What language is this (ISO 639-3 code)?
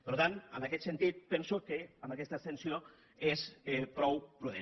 cat